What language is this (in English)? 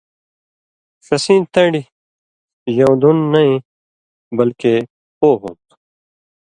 Indus Kohistani